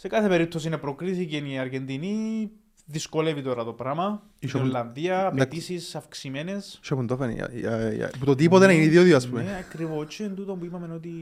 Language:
Greek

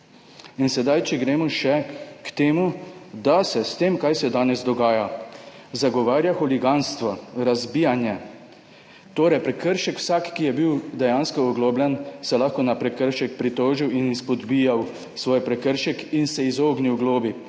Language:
Slovenian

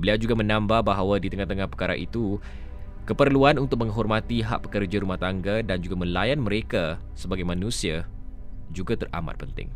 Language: Malay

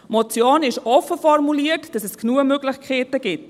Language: Swiss German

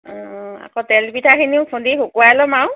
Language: Assamese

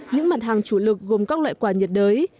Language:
Vietnamese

